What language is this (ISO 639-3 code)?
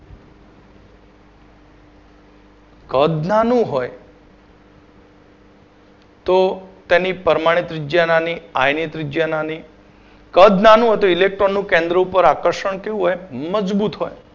guj